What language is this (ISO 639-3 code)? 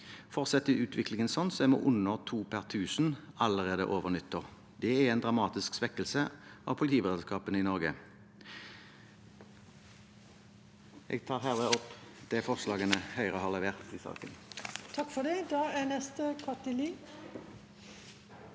nor